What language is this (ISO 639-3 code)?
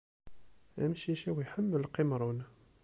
kab